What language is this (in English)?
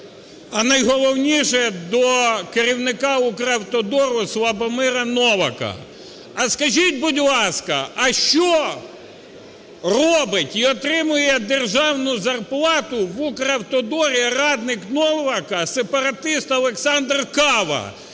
Ukrainian